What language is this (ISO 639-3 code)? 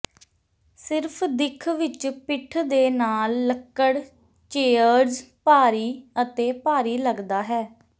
pan